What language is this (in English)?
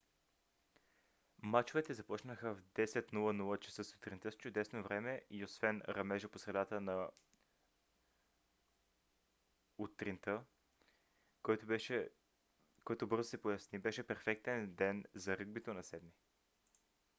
Bulgarian